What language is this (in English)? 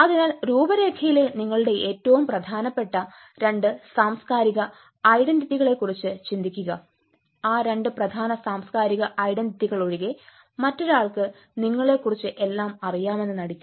Malayalam